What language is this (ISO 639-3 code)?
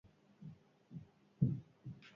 eus